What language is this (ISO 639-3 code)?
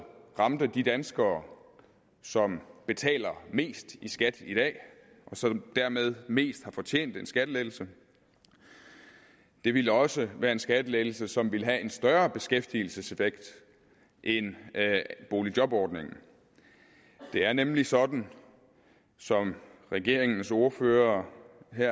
dan